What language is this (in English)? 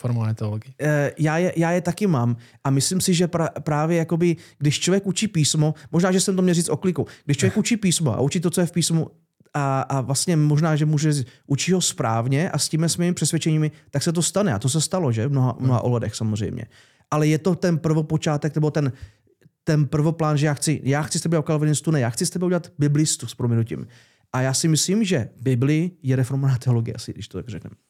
Czech